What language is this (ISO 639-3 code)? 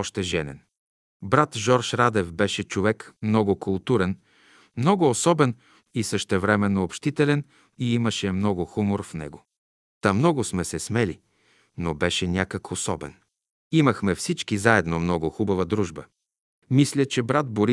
bul